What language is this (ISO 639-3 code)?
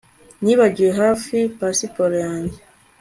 kin